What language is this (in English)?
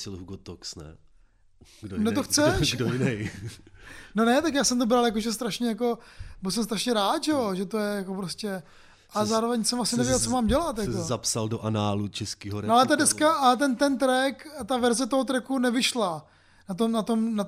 Czech